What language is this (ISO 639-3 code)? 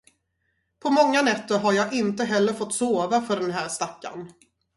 swe